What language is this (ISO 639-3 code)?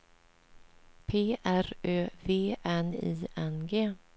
swe